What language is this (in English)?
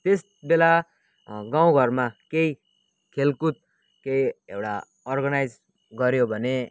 Nepali